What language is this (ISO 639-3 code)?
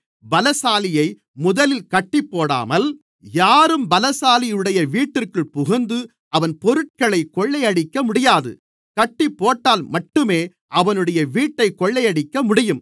tam